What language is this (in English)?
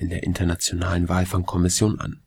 German